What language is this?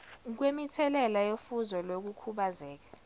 Zulu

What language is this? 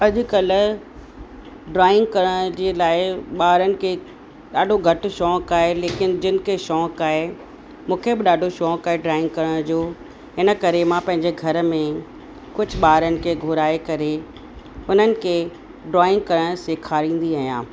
Sindhi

